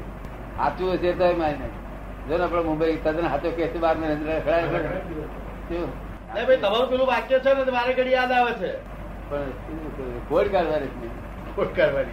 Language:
Gujarati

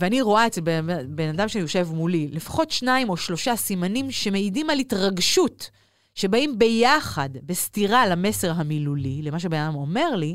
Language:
Hebrew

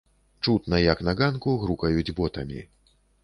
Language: Belarusian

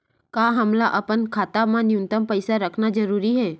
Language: Chhattisgarhi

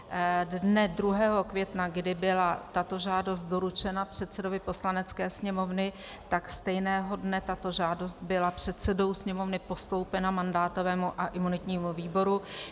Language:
Czech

